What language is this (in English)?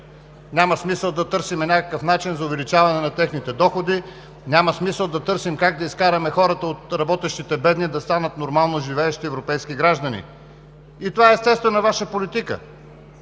Bulgarian